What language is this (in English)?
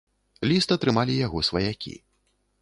Belarusian